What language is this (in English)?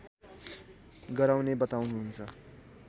Nepali